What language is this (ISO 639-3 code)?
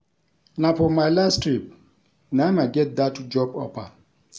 pcm